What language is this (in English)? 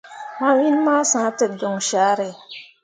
Mundang